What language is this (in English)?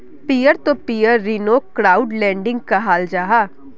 Magahi